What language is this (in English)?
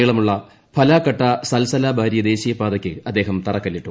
Malayalam